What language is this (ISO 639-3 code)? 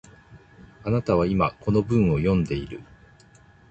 jpn